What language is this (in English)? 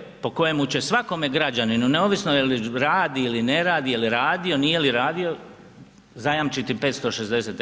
Croatian